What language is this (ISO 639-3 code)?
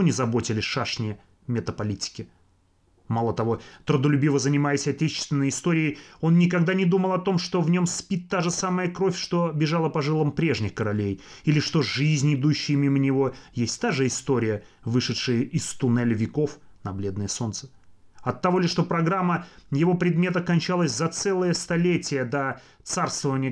rus